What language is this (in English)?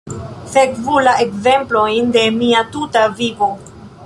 Esperanto